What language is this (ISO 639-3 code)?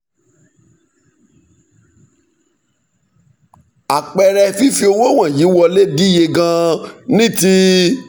yor